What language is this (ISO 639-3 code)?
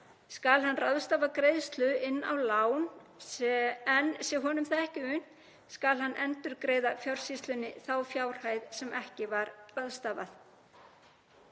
isl